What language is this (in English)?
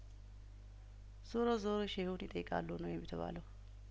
Amharic